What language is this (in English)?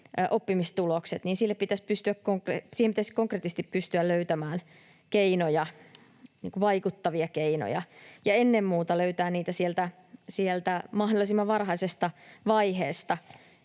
Finnish